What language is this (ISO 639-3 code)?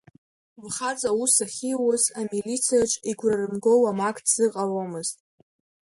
abk